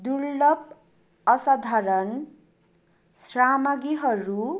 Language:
Nepali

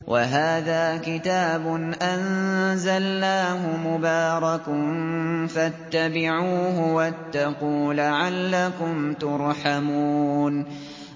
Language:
Arabic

